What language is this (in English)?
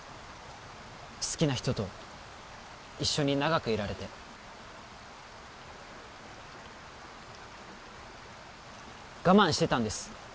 Japanese